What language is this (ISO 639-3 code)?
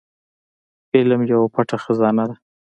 pus